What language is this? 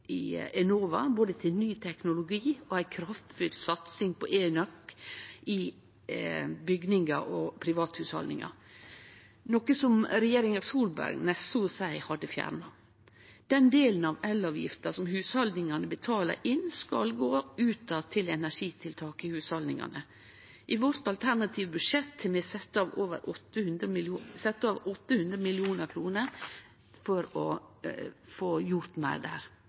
Norwegian Nynorsk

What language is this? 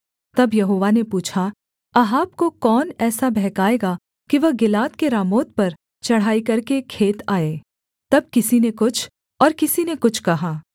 Hindi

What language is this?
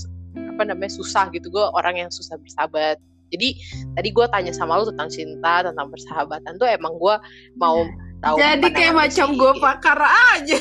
Indonesian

